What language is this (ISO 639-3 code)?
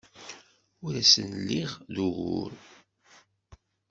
kab